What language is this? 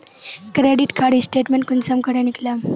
Magahi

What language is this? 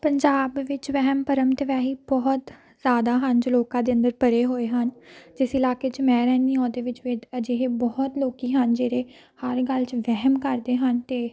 Punjabi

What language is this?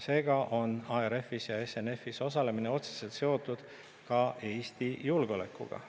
Estonian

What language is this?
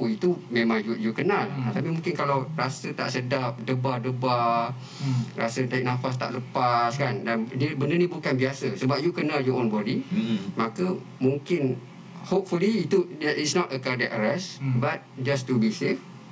Malay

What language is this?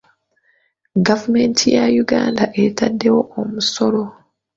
Ganda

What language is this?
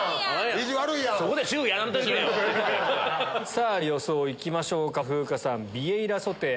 Japanese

